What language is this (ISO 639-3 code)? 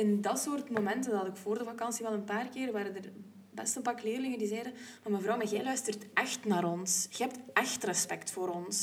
nld